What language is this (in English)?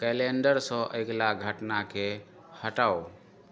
Maithili